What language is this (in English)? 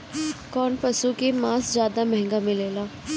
Bhojpuri